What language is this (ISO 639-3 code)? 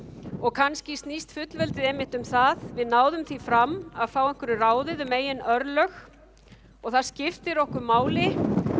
isl